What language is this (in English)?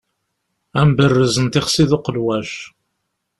Kabyle